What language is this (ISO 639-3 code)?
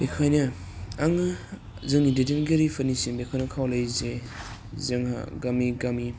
brx